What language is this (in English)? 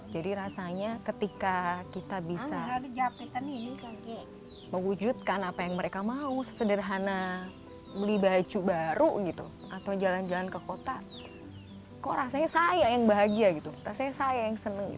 Indonesian